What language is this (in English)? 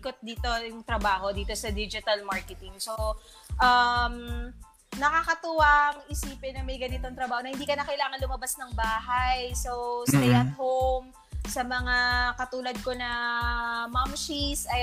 Filipino